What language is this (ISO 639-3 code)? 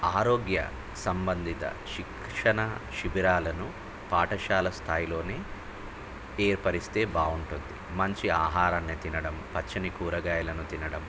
tel